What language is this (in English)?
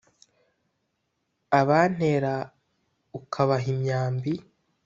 Kinyarwanda